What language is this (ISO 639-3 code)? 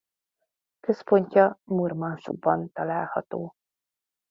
hun